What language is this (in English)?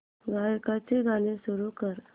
Marathi